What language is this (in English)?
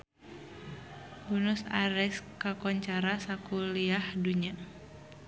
Sundanese